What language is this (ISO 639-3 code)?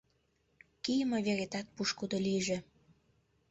chm